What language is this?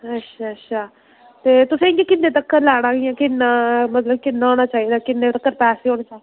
Dogri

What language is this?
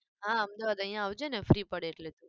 Gujarati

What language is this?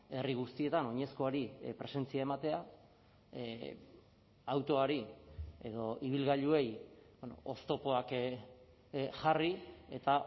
Basque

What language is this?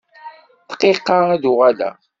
Kabyle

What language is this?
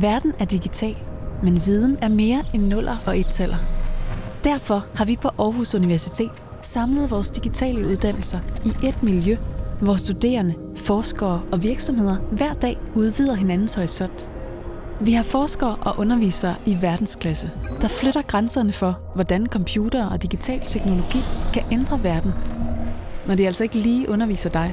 Danish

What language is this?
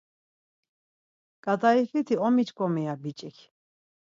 Laz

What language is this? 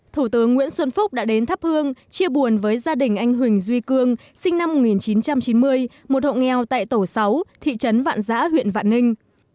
Vietnamese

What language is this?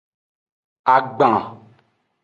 Aja (Benin)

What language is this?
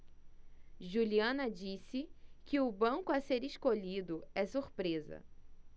Portuguese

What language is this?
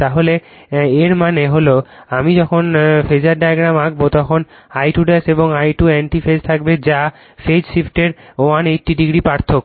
Bangla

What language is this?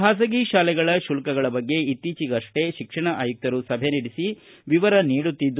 Kannada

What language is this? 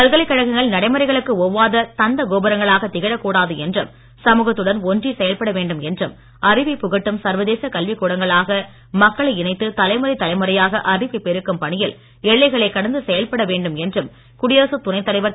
Tamil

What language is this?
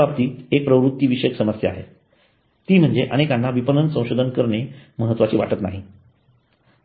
Marathi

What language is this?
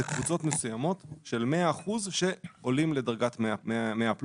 Hebrew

